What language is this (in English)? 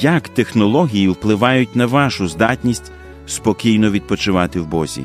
Ukrainian